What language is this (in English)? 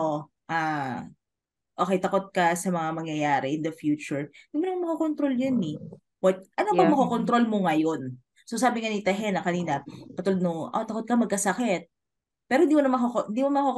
Filipino